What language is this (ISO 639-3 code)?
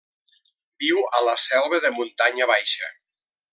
cat